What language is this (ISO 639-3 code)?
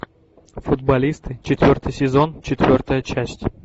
rus